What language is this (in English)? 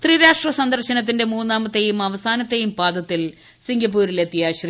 Malayalam